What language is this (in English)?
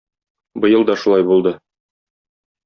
Tatar